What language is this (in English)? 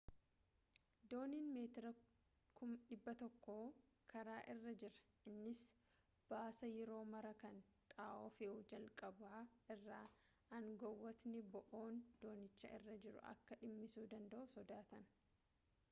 Oromo